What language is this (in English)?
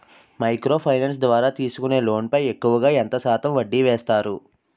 Telugu